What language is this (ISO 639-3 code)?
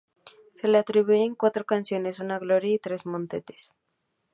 spa